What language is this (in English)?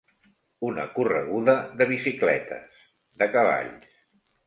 Catalan